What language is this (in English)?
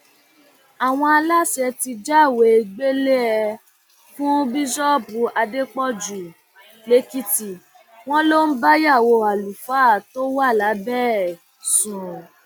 Yoruba